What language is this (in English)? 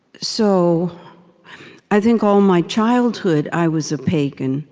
English